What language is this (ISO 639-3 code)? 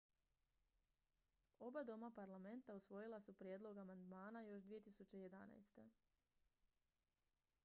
hrv